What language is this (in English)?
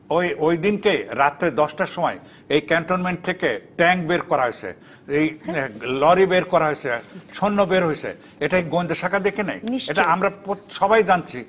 Bangla